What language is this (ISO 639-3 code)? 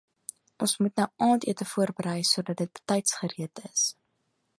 afr